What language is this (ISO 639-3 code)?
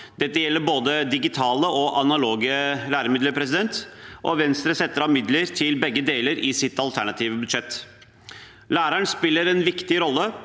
nor